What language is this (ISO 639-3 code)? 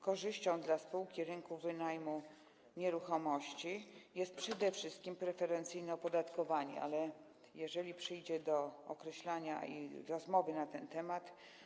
pol